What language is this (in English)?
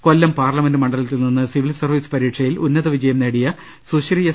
Malayalam